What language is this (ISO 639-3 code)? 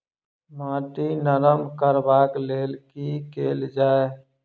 mai